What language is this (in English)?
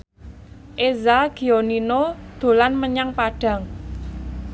Javanese